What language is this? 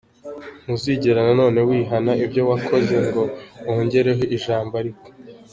Kinyarwanda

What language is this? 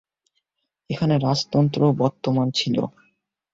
Bangla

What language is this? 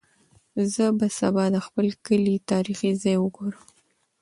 Pashto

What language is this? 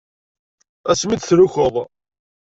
Kabyle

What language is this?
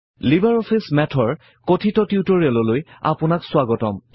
Assamese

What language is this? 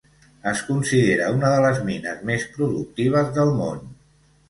Catalan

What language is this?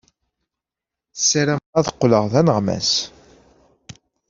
Kabyle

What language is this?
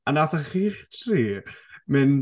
Welsh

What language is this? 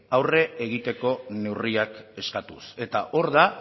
Basque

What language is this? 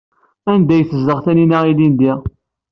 Kabyle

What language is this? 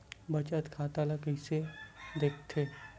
Chhattisgarhi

